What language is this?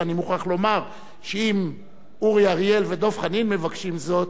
Hebrew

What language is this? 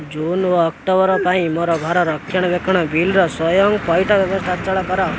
Odia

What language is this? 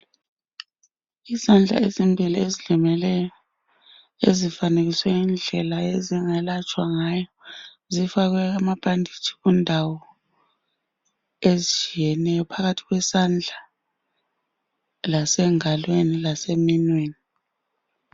North Ndebele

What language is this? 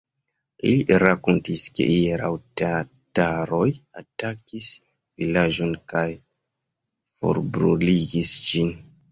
Esperanto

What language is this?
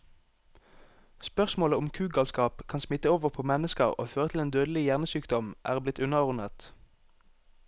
Norwegian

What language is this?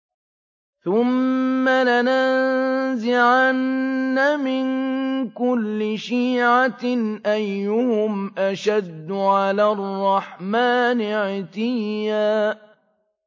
Arabic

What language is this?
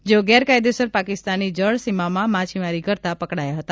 Gujarati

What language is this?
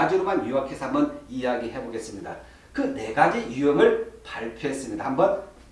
Korean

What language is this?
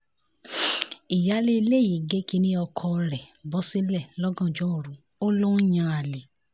Yoruba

